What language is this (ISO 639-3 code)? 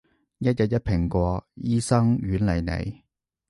yue